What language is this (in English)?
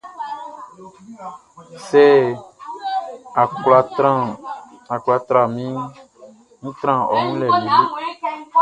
Baoulé